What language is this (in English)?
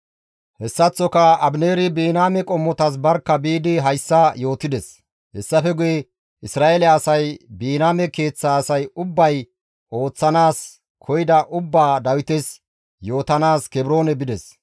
Gamo